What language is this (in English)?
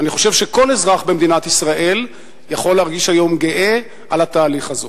Hebrew